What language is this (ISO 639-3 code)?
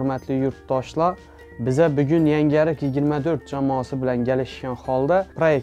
tur